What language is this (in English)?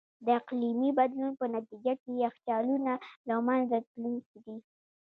Pashto